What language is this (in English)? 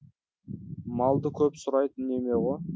Kazakh